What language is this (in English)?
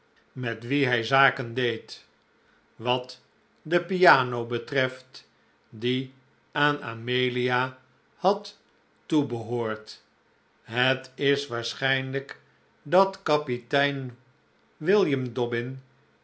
Dutch